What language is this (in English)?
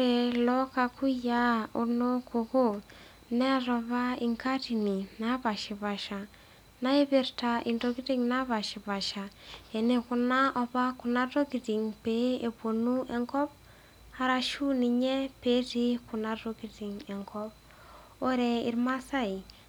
Masai